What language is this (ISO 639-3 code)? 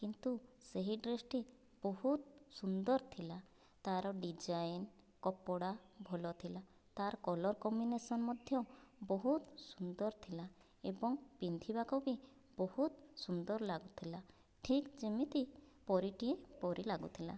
ori